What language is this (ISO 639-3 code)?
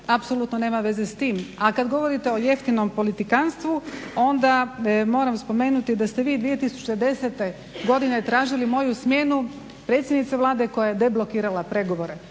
hrv